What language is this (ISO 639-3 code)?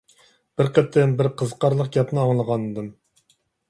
uig